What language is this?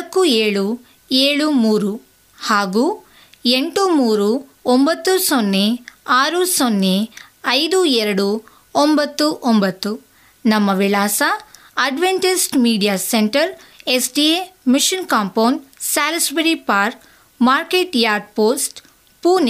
Kannada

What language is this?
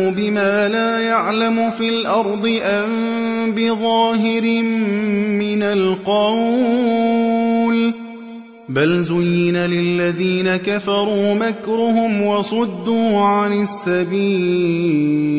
Arabic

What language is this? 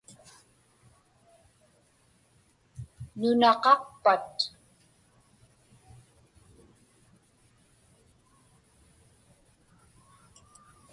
Inupiaq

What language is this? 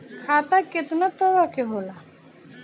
Bhojpuri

